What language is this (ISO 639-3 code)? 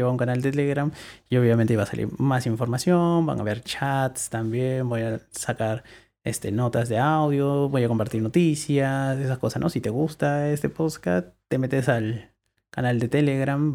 spa